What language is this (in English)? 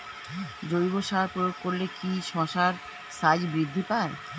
Bangla